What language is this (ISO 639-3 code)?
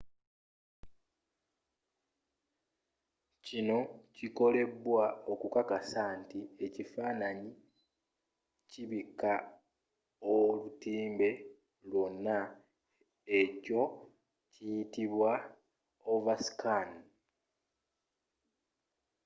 lug